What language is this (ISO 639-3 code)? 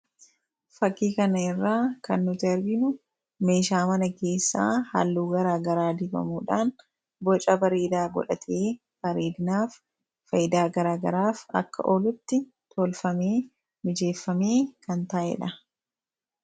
orm